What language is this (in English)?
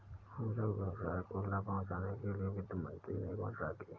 Hindi